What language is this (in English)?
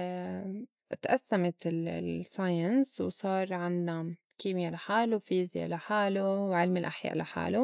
North Levantine Arabic